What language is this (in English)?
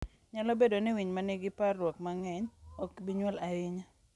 Luo (Kenya and Tanzania)